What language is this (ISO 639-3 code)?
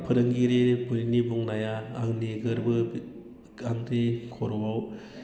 brx